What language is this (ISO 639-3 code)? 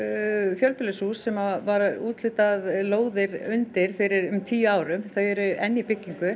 isl